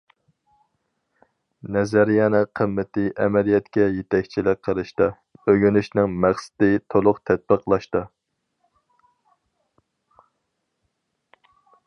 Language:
Uyghur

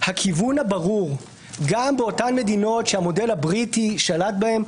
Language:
Hebrew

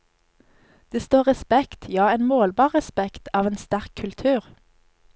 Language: Norwegian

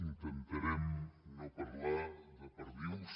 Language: Catalan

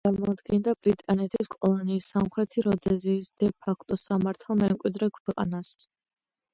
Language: Georgian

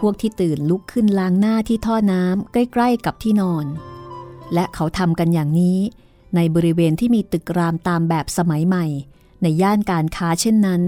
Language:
Thai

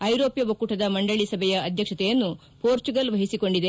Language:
Kannada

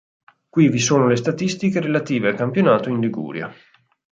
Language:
Italian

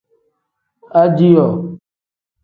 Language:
Tem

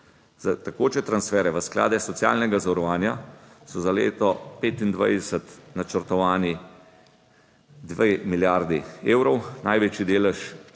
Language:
Slovenian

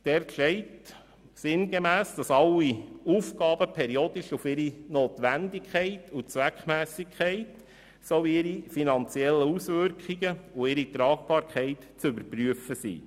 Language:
Swiss German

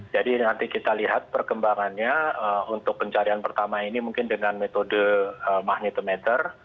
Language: Indonesian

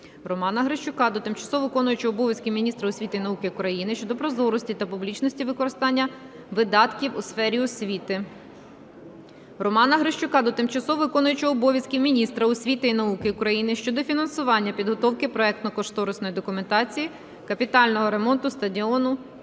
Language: Ukrainian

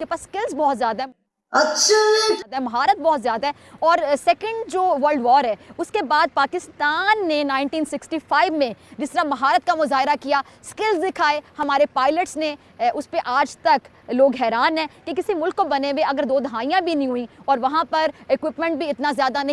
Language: Hindi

